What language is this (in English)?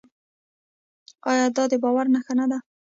Pashto